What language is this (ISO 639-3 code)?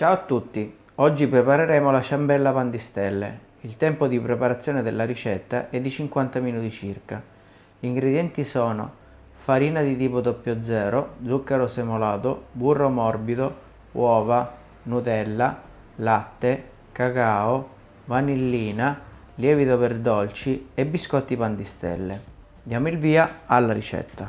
ita